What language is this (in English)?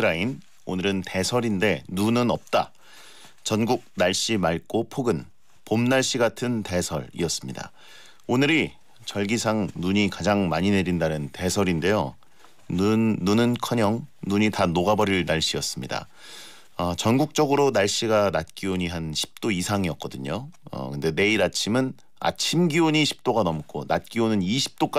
Korean